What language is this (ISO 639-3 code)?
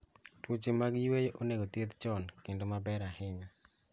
luo